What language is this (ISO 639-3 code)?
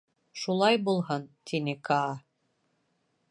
bak